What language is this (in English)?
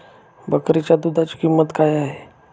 Marathi